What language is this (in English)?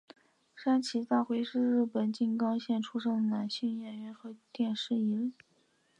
Chinese